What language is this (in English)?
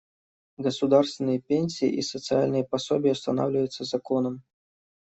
Russian